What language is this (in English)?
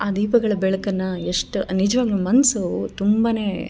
Kannada